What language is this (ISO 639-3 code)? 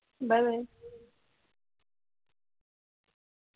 mar